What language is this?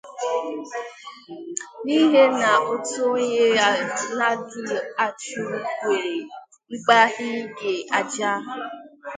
Igbo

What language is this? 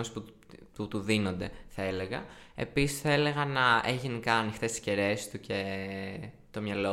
Greek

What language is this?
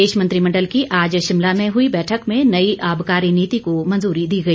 Hindi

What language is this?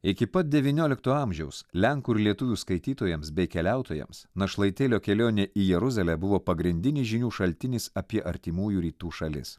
Lithuanian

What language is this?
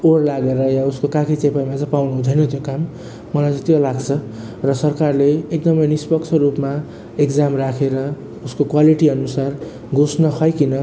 Nepali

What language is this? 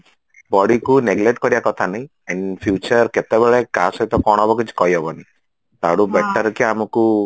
Odia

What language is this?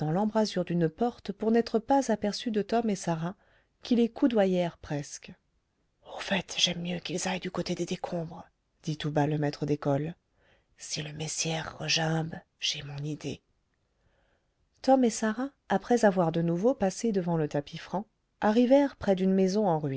French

